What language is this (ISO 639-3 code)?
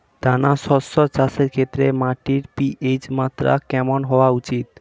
ben